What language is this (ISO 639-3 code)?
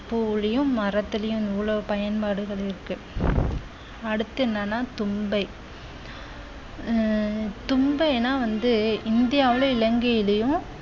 tam